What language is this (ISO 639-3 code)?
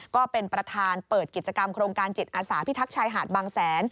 tha